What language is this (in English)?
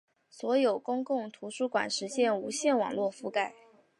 Chinese